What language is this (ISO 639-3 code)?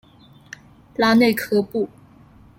zho